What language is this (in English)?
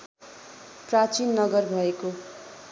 Nepali